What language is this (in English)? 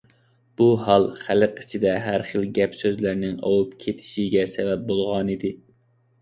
Uyghur